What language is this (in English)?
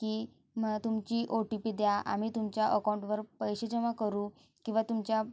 Marathi